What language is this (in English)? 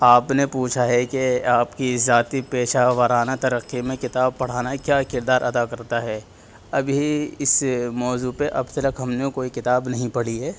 Urdu